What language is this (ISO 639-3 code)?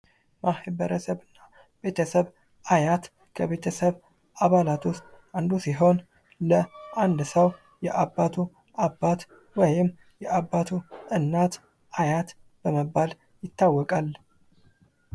amh